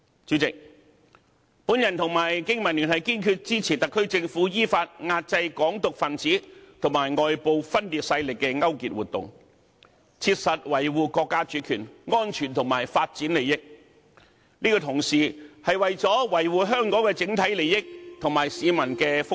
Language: Cantonese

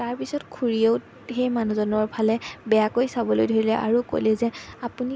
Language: Assamese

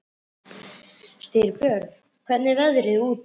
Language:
Icelandic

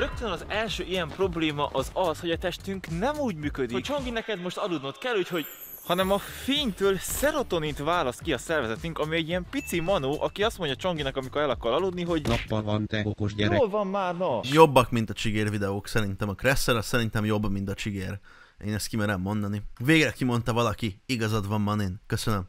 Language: Hungarian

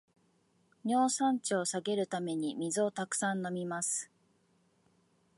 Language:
Japanese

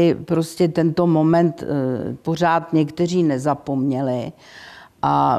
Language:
Czech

